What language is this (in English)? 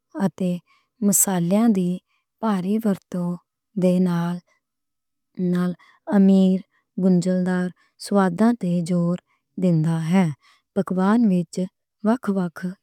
Western Panjabi